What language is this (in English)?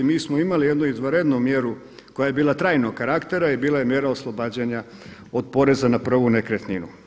Croatian